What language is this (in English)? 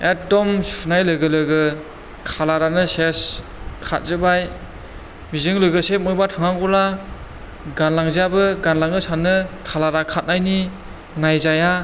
Bodo